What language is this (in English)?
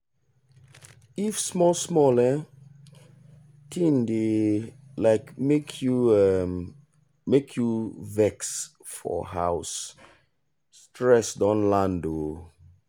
Nigerian Pidgin